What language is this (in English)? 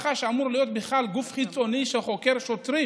Hebrew